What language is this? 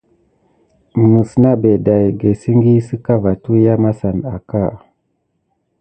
Gidar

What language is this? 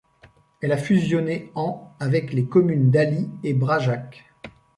French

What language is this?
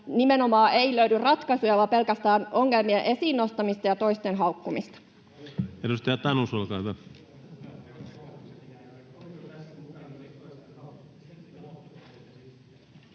Finnish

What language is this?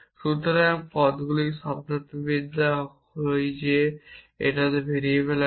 Bangla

